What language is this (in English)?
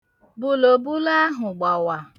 Igbo